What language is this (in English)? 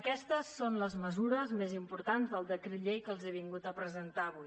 Catalan